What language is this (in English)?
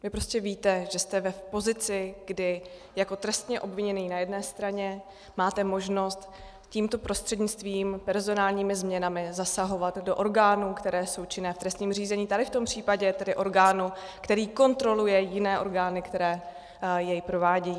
Czech